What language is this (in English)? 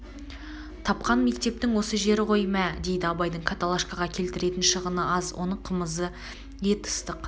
Kazakh